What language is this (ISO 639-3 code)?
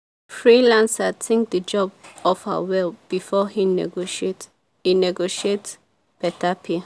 pcm